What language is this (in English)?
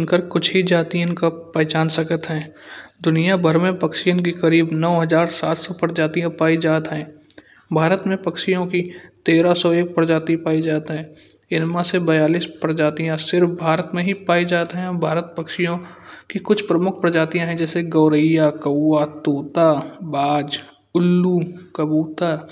Kanauji